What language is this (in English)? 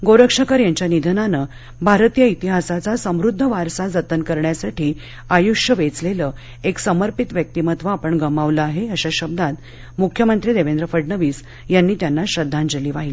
Marathi